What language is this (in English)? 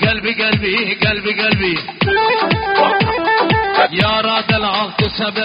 Arabic